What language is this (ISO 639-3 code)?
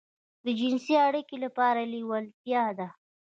pus